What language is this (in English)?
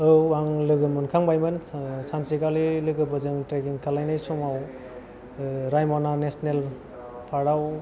Bodo